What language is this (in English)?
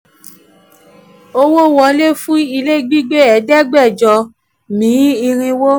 Yoruba